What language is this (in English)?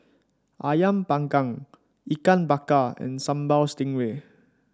English